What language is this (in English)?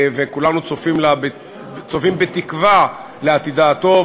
Hebrew